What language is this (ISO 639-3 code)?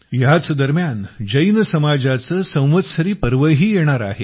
mar